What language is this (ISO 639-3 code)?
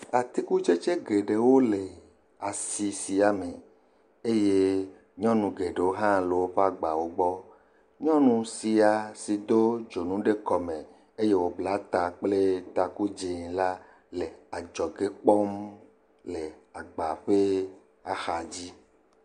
ewe